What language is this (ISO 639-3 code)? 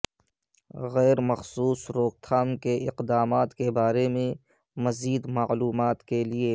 urd